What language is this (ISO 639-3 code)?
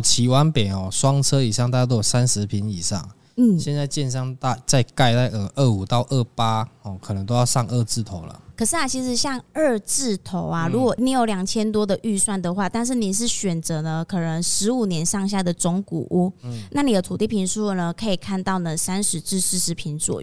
zho